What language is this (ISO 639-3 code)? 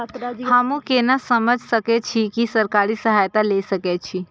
mai